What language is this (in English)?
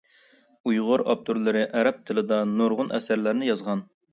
Uyghur